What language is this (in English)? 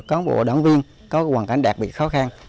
Vietnamese